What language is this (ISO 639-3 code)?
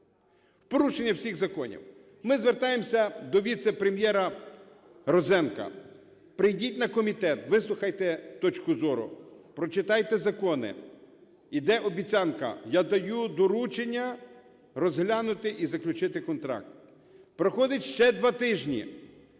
ukr